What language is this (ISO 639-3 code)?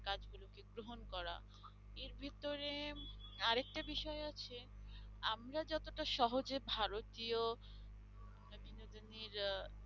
ben